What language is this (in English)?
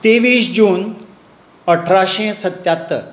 Konkani